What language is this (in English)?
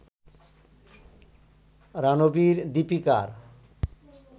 Bangla